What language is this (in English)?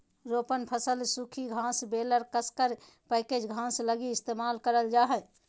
Magahi